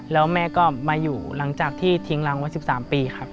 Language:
Thai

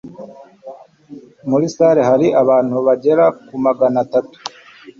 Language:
Kinyarwanda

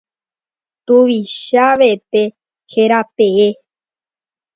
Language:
Guarani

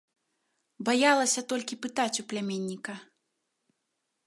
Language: Belarusian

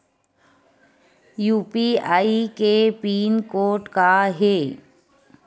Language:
Chhattisgarhi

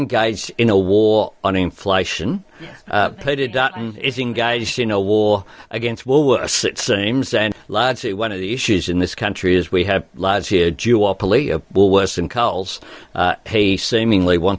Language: Indonesian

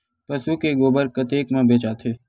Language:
Chhattisgarhi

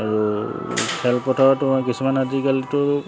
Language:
Assamese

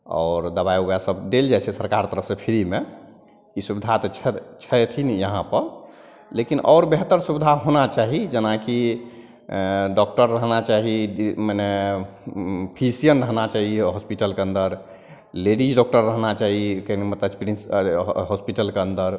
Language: Maithili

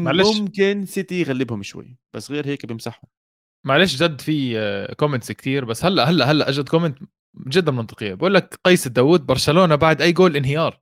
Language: Arabic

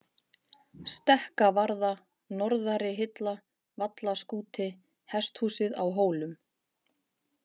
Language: Icelandic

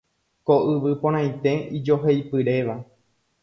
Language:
Guarani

